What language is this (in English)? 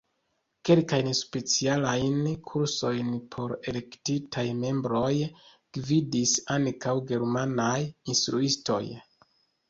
Esperanto